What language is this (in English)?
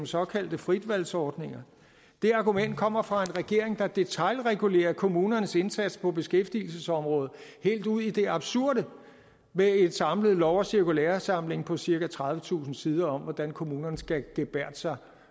Danish